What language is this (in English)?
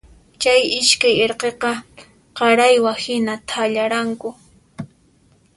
Puno Quechua